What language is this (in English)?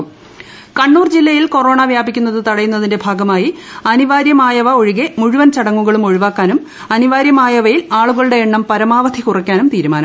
Malayalam